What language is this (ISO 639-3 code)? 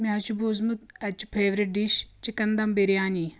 kas